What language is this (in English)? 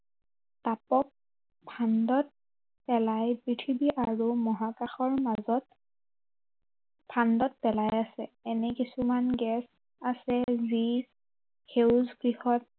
Assamese